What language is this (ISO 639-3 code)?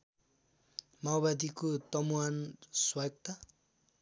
nep